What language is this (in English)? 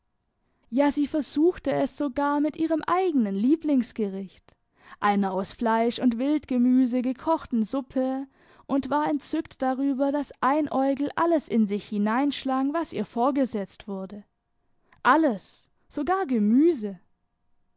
German